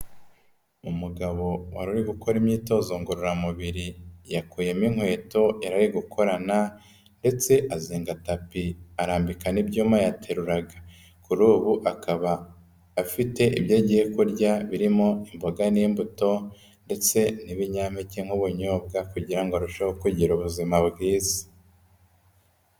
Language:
Kinyarwanda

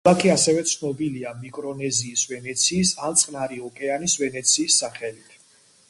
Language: Georgian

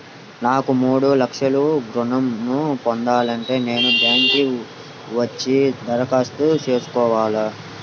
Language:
Telugu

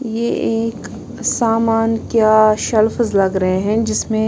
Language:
Hindi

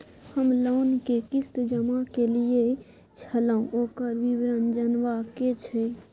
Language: Maithili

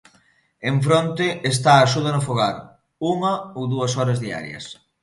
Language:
Galician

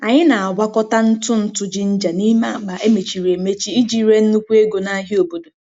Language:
Igbo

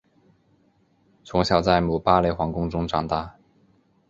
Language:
Chinese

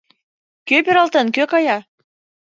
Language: Mari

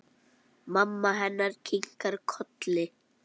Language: Icelandic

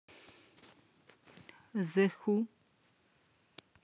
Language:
Russian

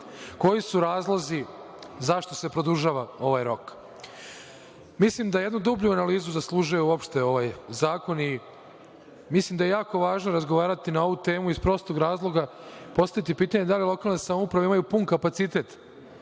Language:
Serbian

